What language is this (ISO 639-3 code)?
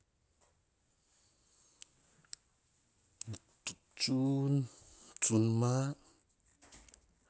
hah